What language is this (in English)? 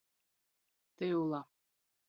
Latgalian